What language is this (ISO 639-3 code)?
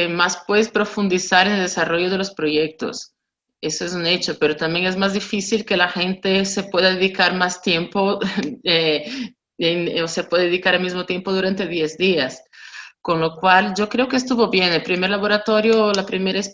spa